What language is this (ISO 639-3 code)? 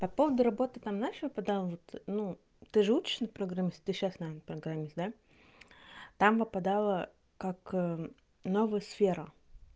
rus